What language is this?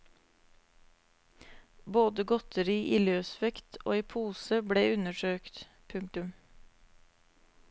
Norwegian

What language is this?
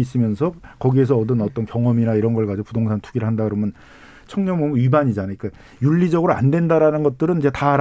Korean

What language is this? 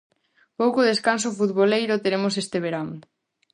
Galician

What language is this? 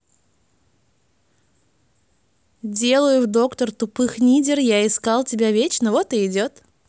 Russian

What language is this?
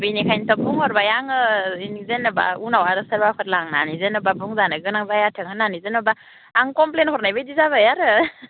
Bodo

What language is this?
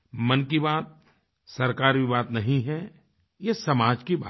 Hindi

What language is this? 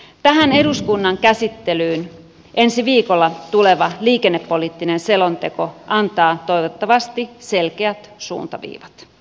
Finnish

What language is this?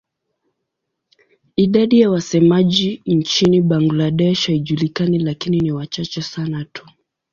Swahili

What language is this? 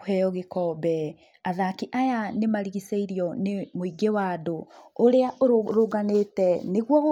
Kikuyu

